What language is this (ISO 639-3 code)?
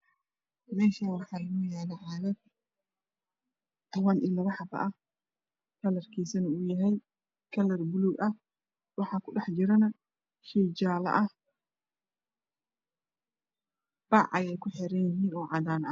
som